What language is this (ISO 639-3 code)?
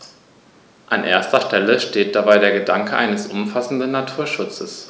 deu